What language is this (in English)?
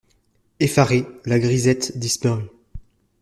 French